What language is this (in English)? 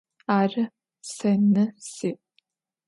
Adyghe